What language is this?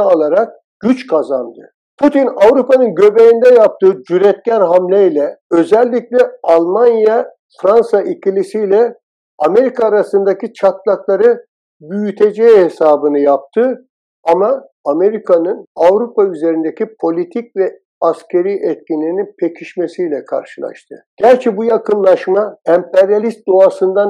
Turkish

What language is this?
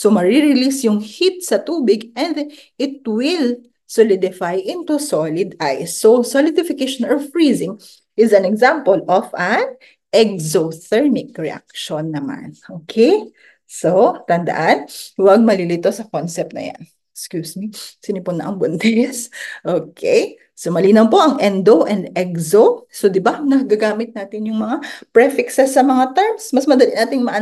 Filipino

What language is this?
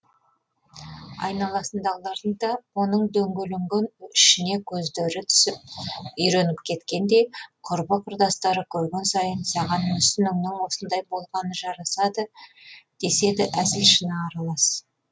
Kazakh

